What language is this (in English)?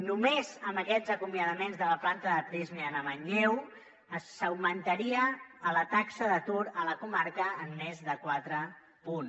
Catalan